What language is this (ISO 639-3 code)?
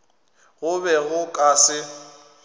nso